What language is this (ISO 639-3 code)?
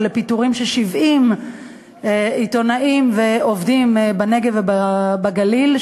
heb